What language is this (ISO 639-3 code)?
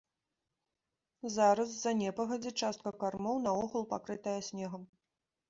bel